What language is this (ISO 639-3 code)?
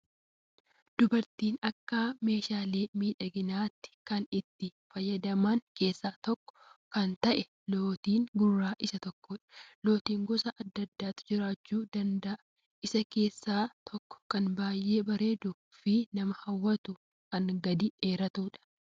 orm